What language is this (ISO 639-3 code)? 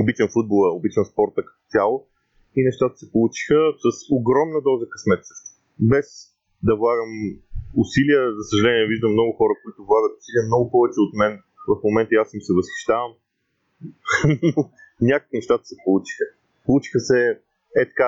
bul